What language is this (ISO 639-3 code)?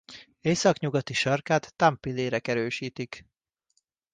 hun